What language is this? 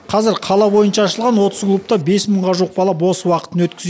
Kazakh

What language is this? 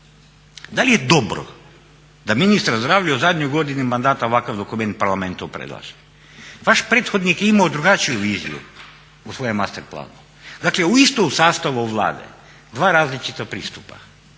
Croatian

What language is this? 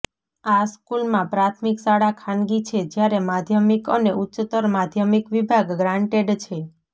Gujarati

